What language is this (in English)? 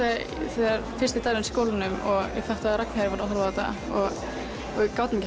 Icelandic